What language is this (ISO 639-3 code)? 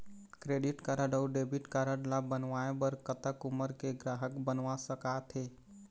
hne